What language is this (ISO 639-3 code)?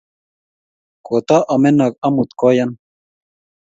kln